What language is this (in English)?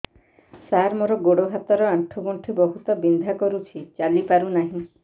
Odia